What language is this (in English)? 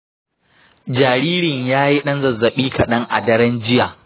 Hausa